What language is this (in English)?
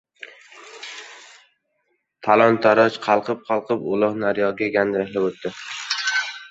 Uzbek